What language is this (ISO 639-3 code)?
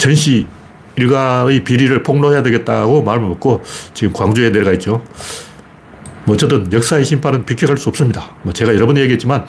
kor